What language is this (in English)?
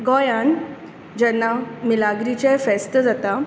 Konkani